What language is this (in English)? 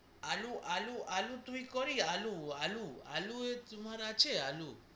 Bangla